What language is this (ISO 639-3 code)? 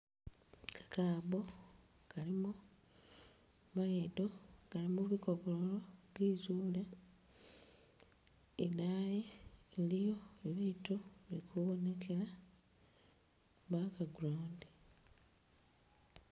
myx